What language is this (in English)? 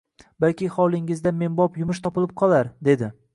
Uzbek